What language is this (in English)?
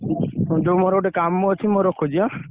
Odia